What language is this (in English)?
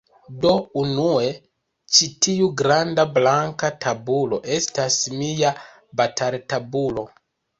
Esperanto